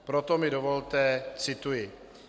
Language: Czech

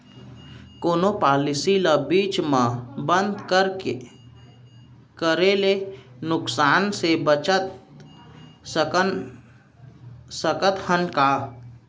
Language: Chhattisgarhi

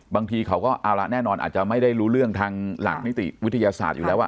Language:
Thai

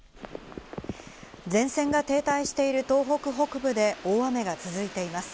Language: Japanese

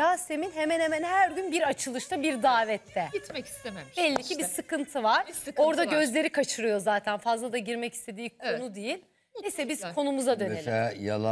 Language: Turkish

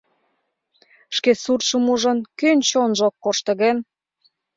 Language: Mari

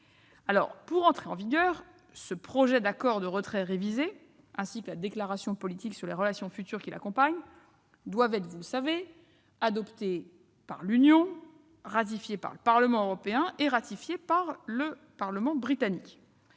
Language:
French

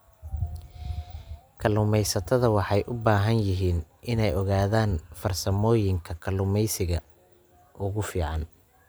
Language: Somali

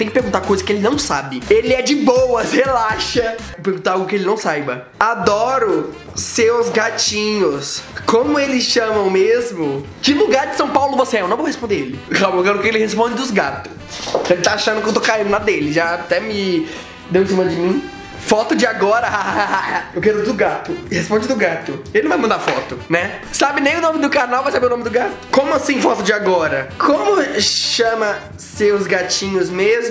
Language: Portuguese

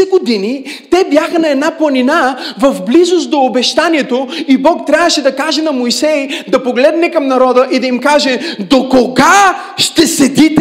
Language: Bulgarian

